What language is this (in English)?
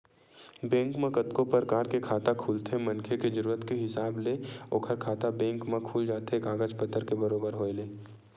Chhattisgarhi